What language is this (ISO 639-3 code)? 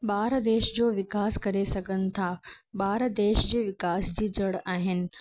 snd